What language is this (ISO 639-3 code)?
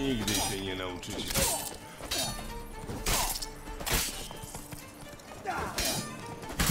pol